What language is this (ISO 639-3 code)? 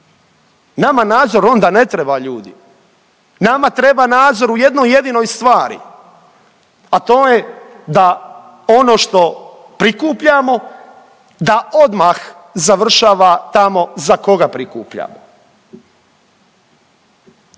hrv